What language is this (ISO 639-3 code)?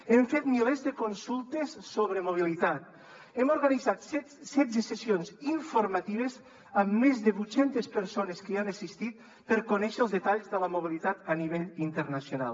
cat